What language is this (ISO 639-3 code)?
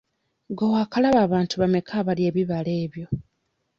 lug